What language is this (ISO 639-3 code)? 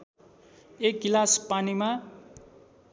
nep